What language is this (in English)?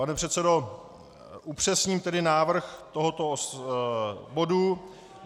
Czech